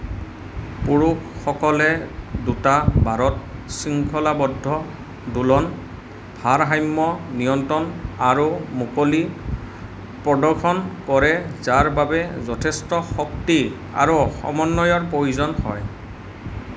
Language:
Assamese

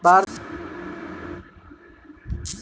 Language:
Maithili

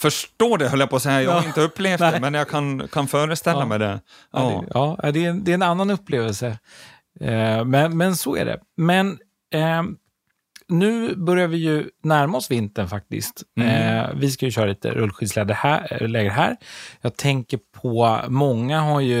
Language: Swedish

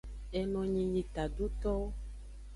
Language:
Aja (Benin)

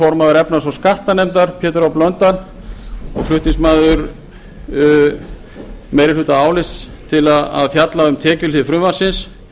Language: Icelandic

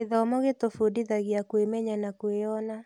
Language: Kikuyu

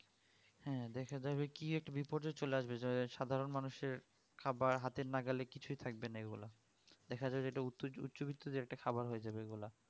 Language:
Bangla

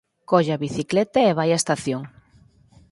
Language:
Galician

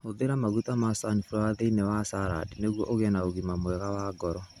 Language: Kikuyu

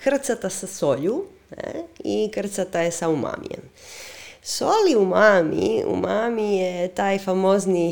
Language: Croatian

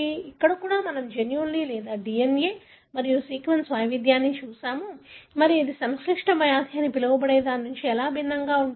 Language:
Telugu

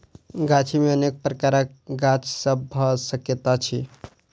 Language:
Maithili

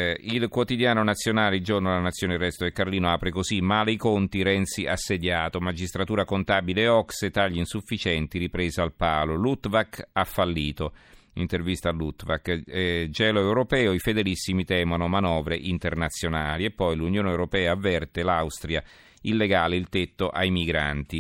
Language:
Italian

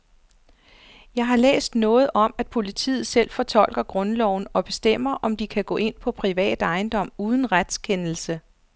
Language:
Danish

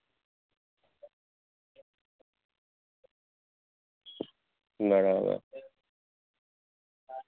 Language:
Gujarati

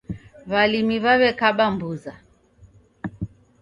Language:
Taita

